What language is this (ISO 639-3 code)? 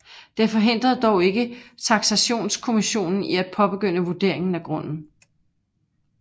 dan